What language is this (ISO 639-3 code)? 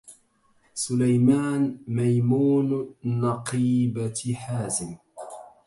ara